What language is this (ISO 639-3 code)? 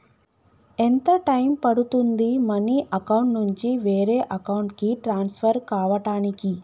tel